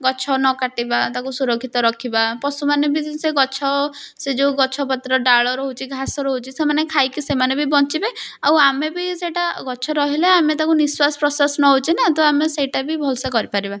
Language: Odia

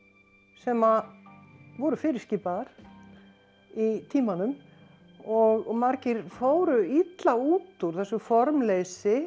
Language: Icelandic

